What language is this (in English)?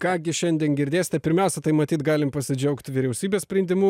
Lithuanian